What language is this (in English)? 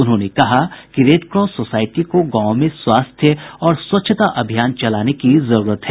Hindi